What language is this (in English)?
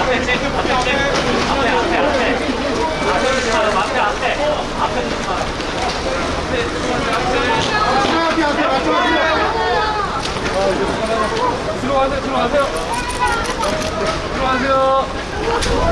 Korean